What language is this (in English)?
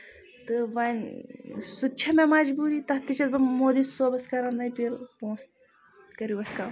Kashmiri